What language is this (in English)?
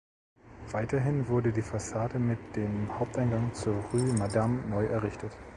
German